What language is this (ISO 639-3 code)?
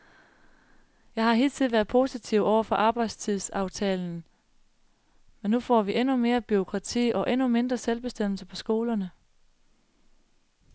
dan